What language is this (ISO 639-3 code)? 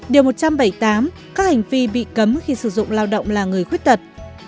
vie